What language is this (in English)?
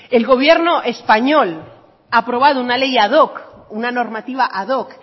Spanish